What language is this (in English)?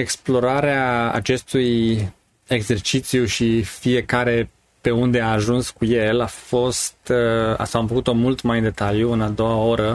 Romanian